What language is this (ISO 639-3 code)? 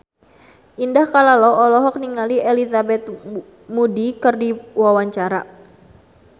sun